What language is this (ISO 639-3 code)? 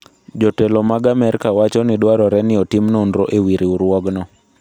luo